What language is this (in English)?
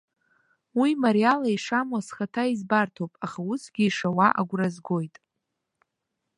Abkhazian